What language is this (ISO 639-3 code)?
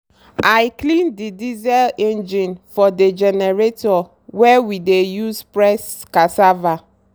pcm